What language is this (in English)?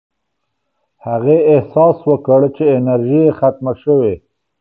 Pashto